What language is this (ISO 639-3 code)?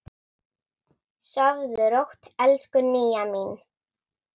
isl